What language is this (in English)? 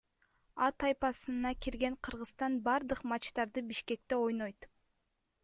Kyrgyz